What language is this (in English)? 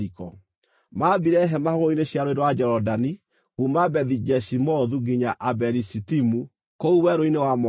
Kikuyu